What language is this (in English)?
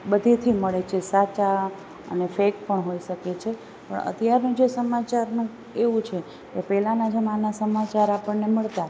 Gujarati